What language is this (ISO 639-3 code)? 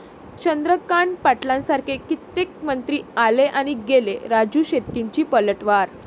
mar